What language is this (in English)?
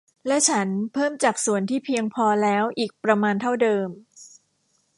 Thai